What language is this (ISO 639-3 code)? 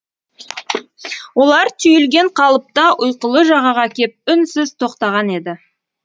kaz